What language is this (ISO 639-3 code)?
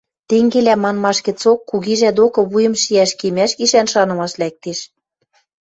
mrj